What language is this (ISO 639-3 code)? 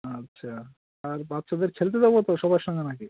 ben